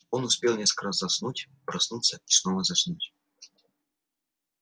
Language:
Russian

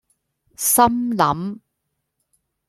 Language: Cantonese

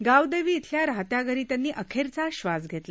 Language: Marathi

